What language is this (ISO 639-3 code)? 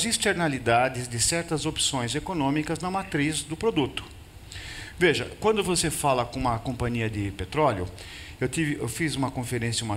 por